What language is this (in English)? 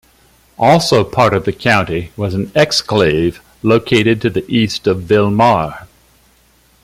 English